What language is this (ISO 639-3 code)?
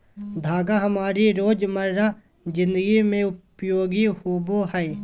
mag